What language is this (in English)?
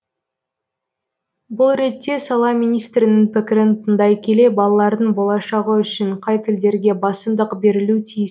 Kazakh